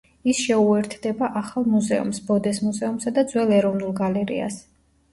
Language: Georgian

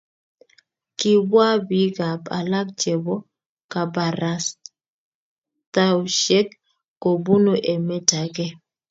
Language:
Kalenjin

